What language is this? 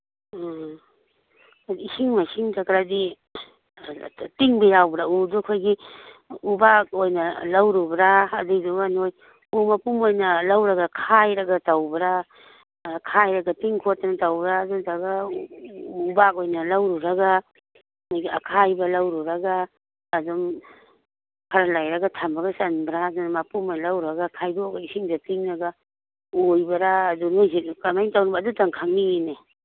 Manipuri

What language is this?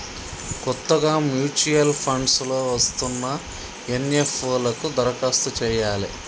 Telugu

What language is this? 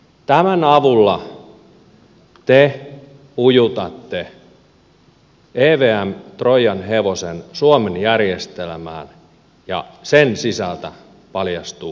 Finnish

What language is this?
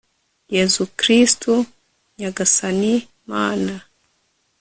Kinyarwanda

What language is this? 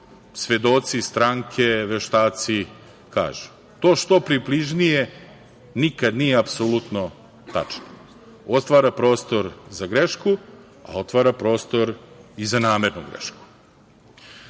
Serbian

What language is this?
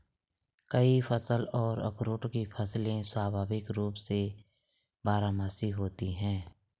Hindi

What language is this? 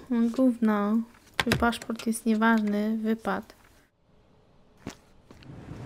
Polish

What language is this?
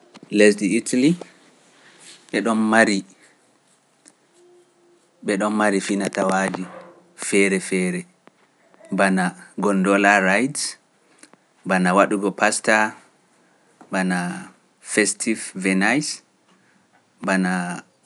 Pular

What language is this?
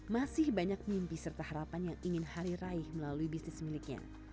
Indonesian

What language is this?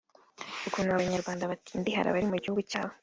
Kinyarwanda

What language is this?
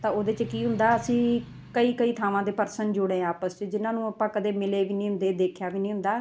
Punjabi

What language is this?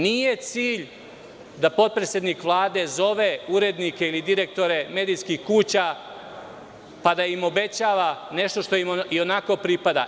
Serbian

